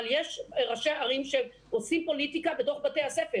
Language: Hebrew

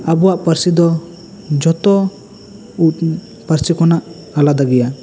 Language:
Santali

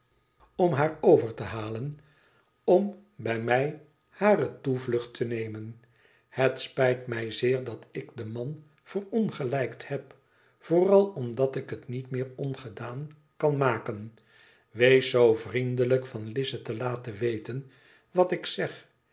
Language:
Dutch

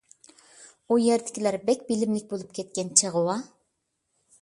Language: Uyghur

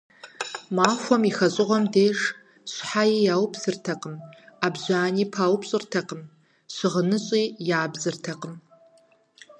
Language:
Kabardian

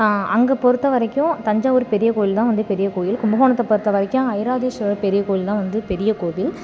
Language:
Tamil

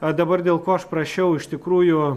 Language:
Lithuanian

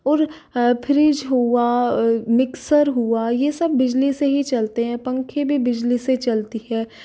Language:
Hindi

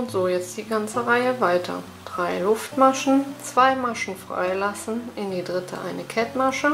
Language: German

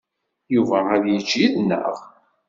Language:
Kabyle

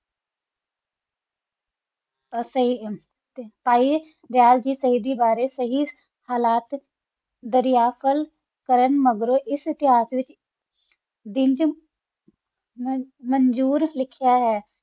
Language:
Punjabi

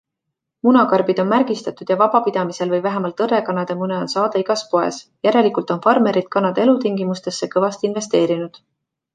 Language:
Estonian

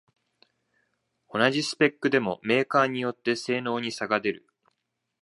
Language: Japanese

